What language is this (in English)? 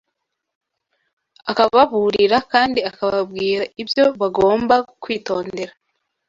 Kinyarwanda